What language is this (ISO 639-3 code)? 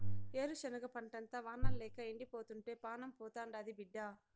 tel